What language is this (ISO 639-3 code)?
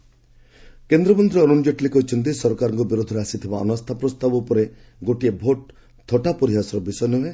ori